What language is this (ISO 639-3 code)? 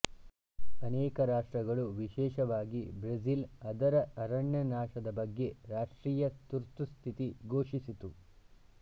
kan